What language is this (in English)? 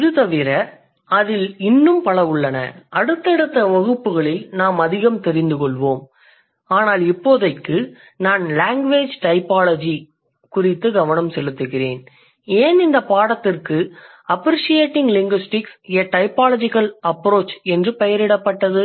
Tamil